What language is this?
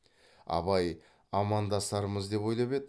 Kazakh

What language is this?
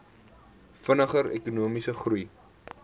Afrikaans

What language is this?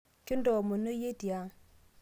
Masai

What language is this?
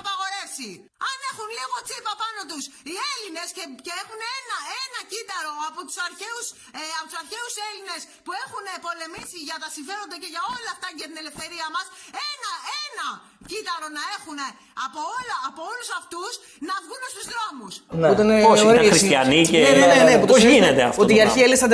Greek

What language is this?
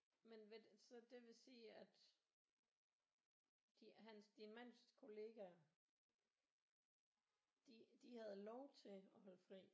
Danish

